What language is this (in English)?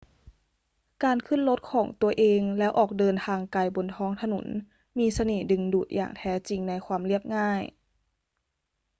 Thai